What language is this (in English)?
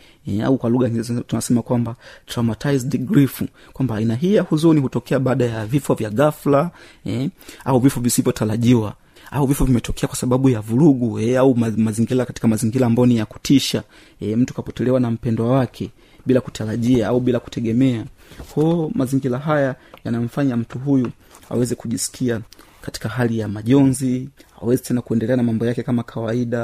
Swahili